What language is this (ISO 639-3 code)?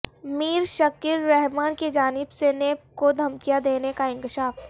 urd